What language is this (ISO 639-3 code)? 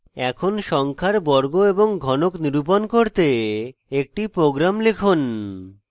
ben